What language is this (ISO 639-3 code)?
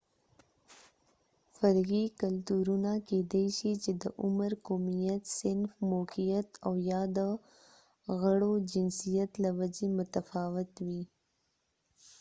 pus